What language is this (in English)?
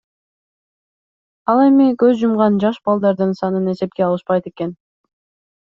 Kyrgyz